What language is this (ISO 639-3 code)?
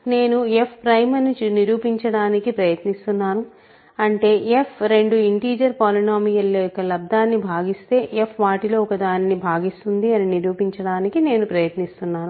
tel